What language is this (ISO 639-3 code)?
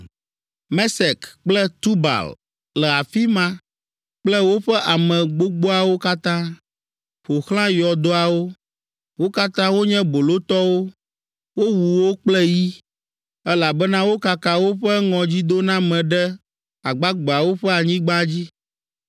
ewe